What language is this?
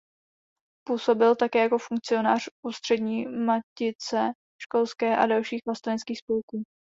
Czech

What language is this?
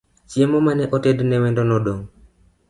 Luo (Kenya and Tanzania)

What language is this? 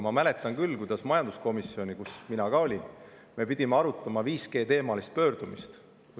Estonian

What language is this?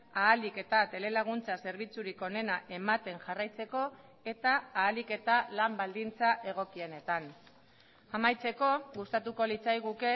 Basque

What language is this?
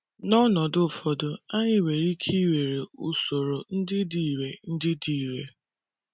Igbo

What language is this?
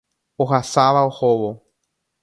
Guarani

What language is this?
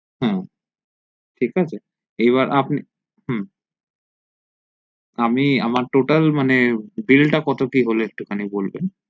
Bangla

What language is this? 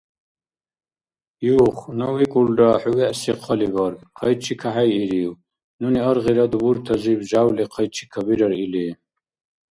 Dargwa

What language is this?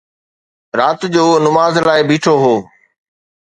Sindhi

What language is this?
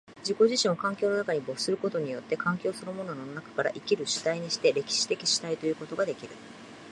Japanese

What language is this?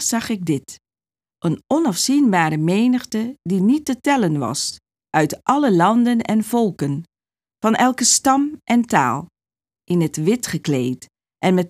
Dutch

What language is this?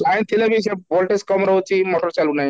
Odia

